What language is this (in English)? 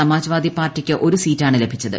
Malayalam